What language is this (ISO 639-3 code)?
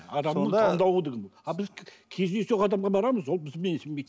kaz